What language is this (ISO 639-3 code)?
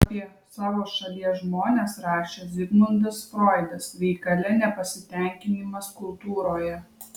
lit